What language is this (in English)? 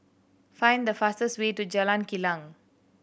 English